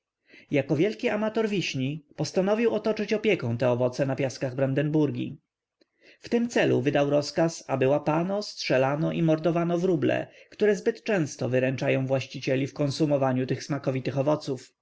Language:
Polish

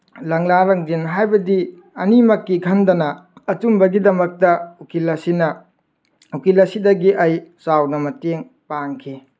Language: Manipuri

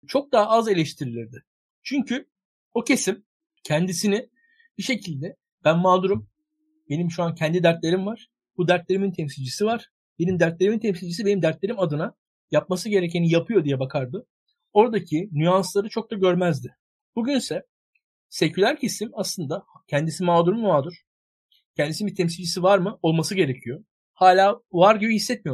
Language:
Turkish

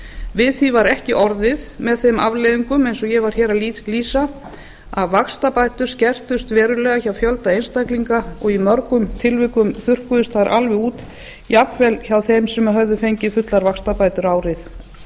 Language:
Icelandic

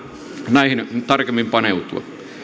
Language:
Finnish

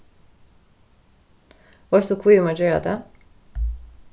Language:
Faroese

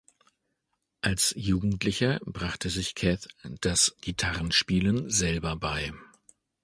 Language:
German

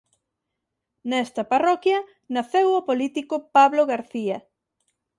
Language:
Galician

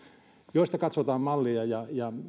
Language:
Finnish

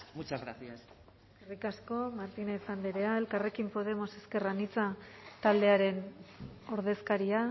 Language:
Basque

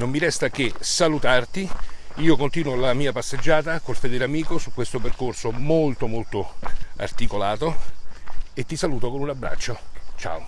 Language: Italian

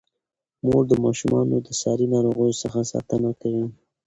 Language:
Pashto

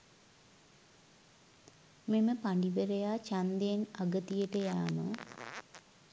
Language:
Sinhala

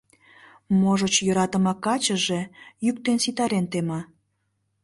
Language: Mari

